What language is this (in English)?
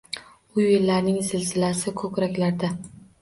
Uzbek